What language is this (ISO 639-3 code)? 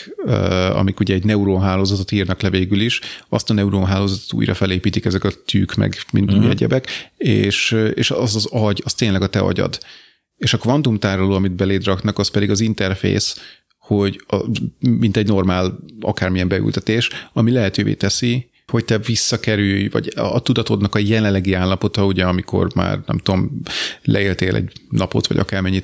hun